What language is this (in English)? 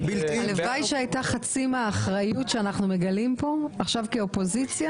Hebrew